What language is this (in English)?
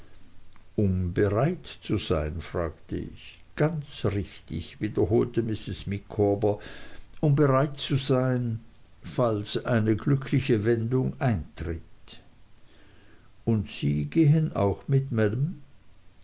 German